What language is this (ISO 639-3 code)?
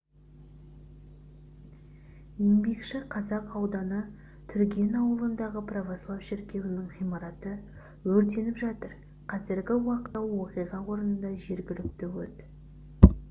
kaz